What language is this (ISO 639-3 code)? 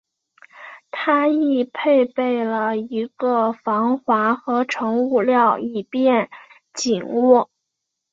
zho